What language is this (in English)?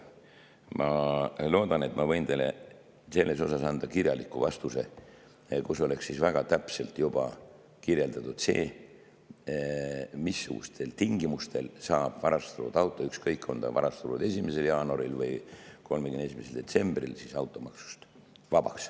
Estonian